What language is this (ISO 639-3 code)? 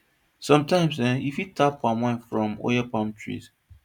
pcm